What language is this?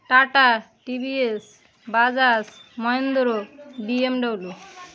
Bangla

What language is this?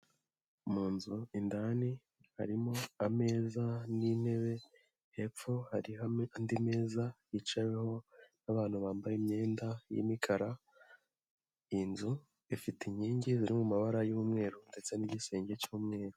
Kinyarwanda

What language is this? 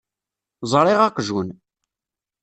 Kabyle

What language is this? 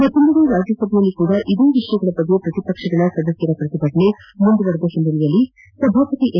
Kannada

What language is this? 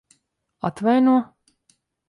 Latvian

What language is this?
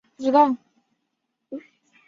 Chinese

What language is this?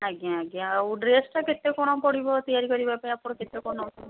Odia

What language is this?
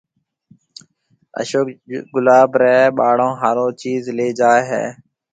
Marwari (Pakistan)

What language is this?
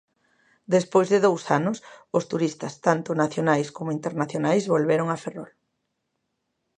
Galician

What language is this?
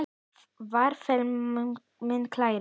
Icelandic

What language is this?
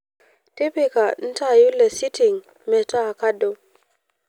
Masai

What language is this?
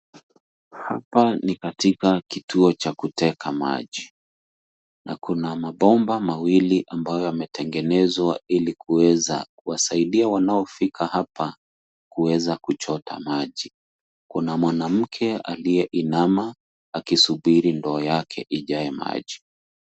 Swahili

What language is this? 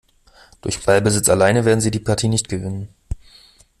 German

